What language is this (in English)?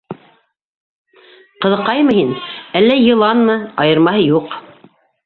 Bashkir